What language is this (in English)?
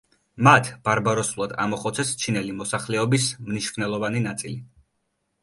Georgian